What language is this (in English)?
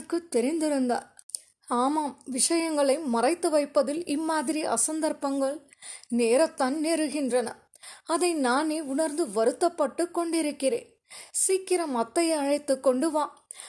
Tamil